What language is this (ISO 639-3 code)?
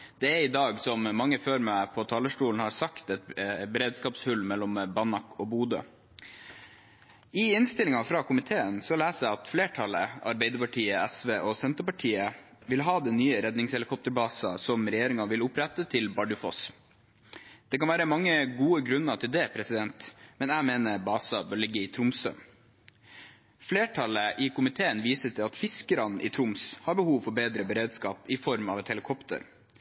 nob